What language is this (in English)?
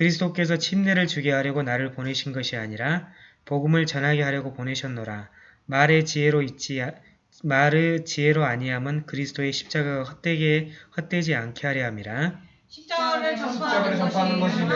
Korean